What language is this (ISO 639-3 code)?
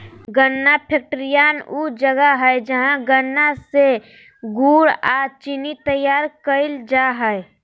mag